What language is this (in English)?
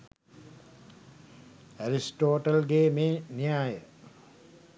Sinhala